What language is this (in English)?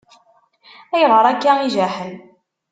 Kabyle